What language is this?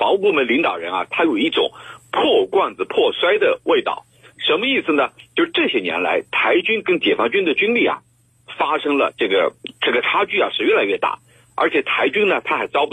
Chinese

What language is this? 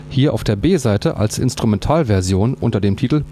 German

